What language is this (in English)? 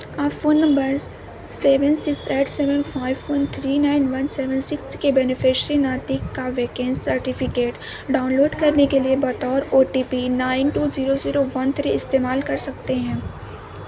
Urdu